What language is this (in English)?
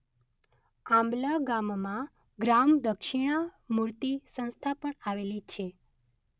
Gujarati